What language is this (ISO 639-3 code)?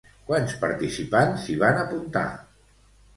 cat